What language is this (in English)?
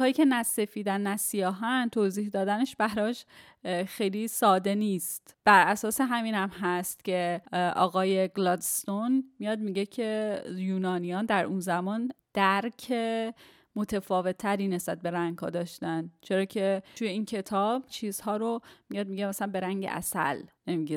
Persian